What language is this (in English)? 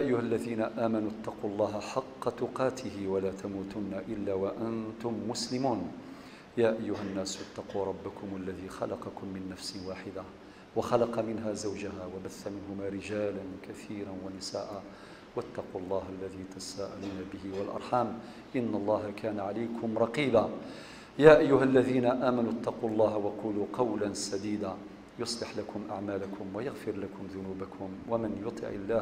Arabic